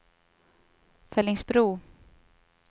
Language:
Swedish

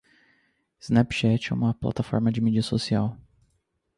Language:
Portuguese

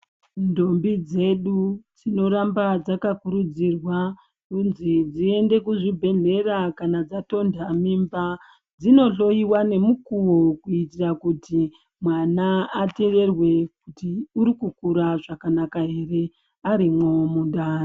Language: Ndau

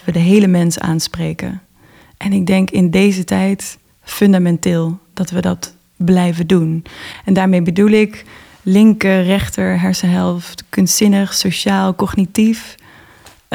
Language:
Dutch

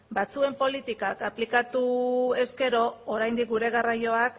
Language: Basque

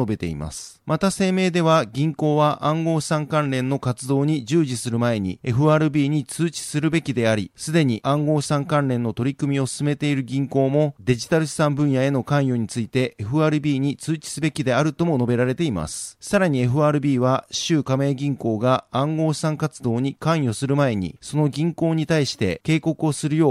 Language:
Japanese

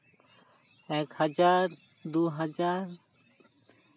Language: Santali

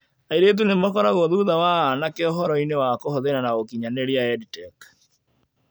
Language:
Kikuyu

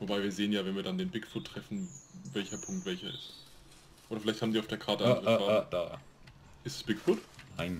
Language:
German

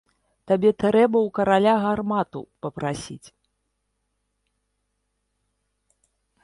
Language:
Belarusian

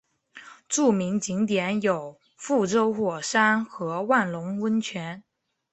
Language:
Chinese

